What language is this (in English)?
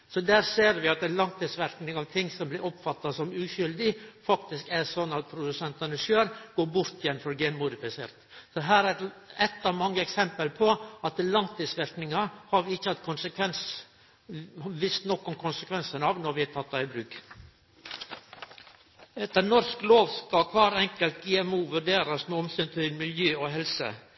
Norwegian Nynorsk